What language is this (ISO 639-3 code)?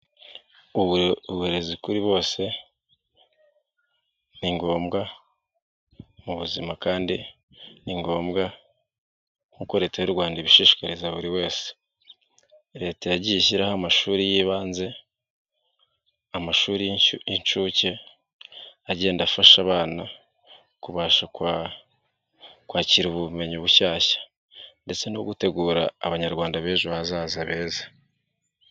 kin